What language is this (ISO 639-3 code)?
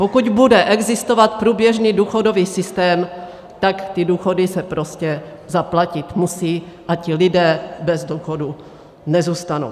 ces